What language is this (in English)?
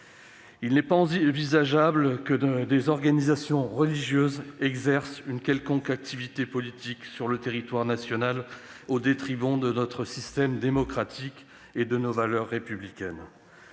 French